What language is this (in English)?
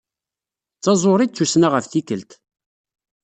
Kabyle